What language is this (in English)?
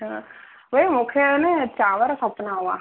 Sindhi